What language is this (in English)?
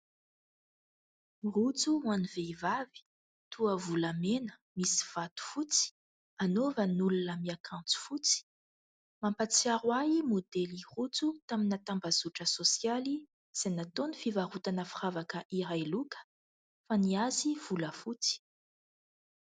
Malagasy